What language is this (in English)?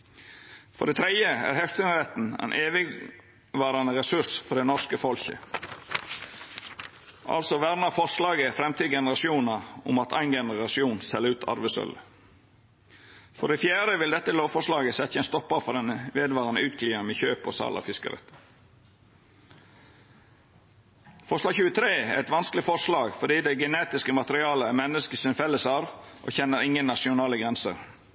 Norwegian Nynorsk